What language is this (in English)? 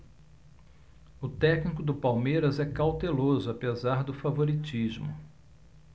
Portuguese